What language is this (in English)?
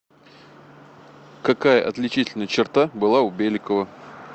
Russian